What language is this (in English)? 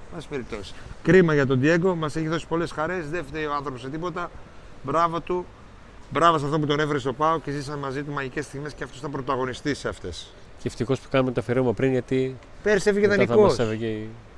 Greek